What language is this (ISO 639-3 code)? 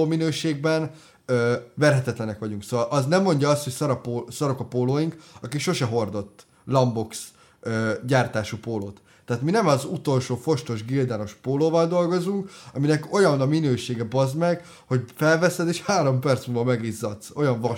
hun